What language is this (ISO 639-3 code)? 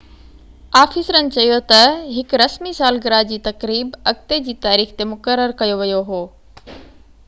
snd